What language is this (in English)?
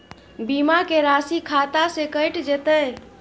Maithili